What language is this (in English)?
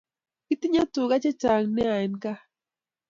Kalenjin